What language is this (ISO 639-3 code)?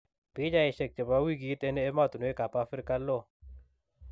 kln